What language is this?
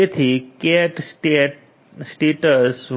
Gujarati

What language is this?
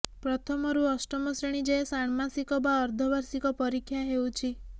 Odia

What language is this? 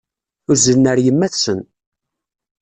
Kabyle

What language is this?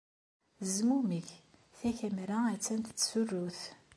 Kabyle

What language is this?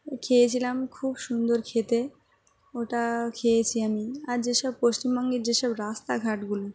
Bangla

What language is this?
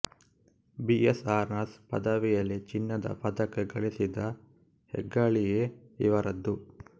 Kannada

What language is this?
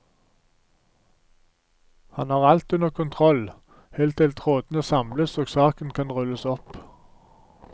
Norwegian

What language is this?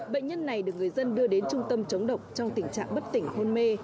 Vietnamese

